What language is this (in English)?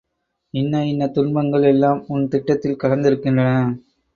Tamil